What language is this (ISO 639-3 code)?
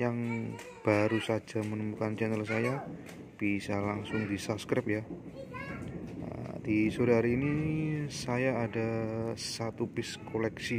ind